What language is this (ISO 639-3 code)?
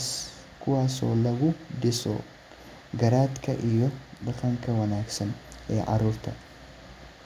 som